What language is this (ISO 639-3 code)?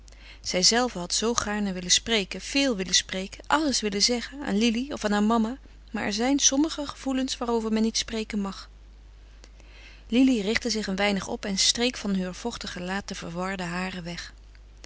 nld